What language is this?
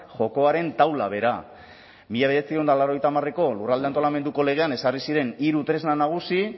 Basque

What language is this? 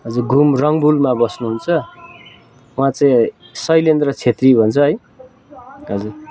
Nepali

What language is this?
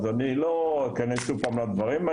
Hebrew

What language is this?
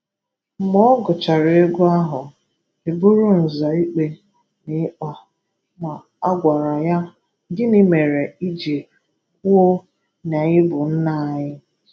Igbo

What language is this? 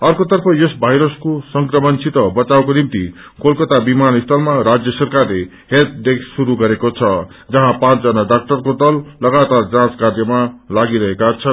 Nepali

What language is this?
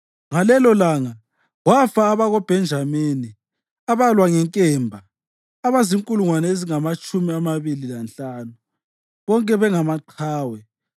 North Ndebele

